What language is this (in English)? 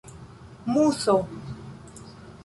Esperanto